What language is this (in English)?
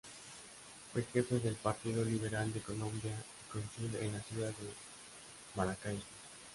Spanish